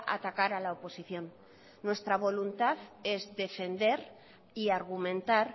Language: Spanish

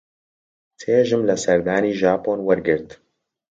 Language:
Central Kurdish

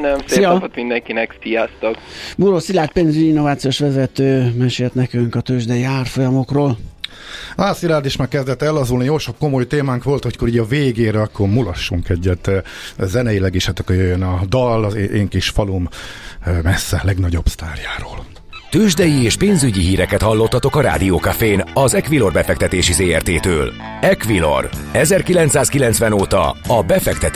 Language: Hungarian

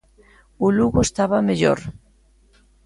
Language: Galician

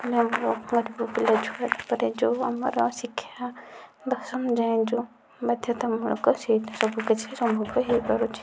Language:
Odia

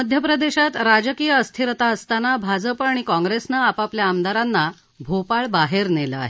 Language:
Marathi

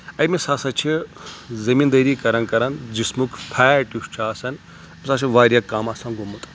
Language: Kashmiri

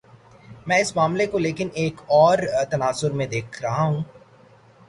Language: Urdu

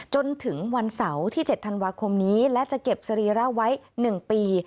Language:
Thai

